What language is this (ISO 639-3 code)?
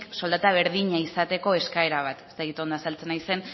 eus